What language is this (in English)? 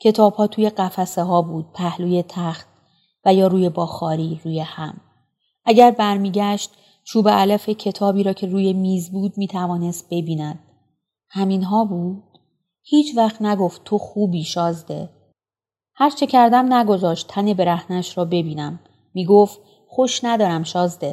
Persian